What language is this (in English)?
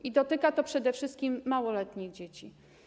Polish